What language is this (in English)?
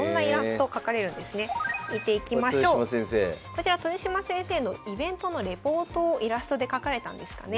Japanese